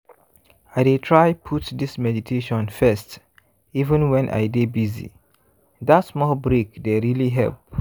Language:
Nigerian Pidgin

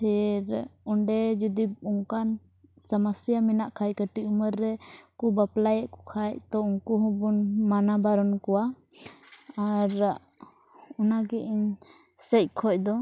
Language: Santali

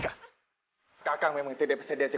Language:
Indonesian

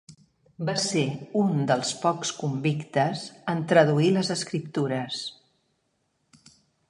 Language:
Catalan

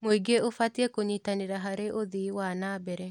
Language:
Kikuyu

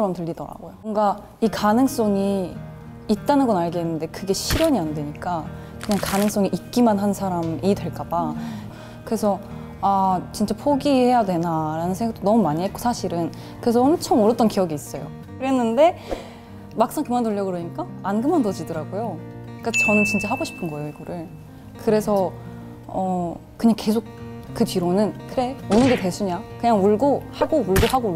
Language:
Korean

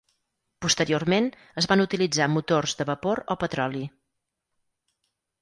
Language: Catalan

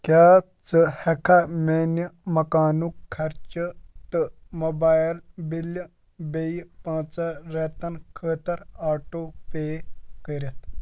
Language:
Kashmiri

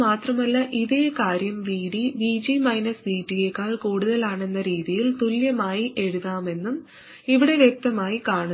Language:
Malayalam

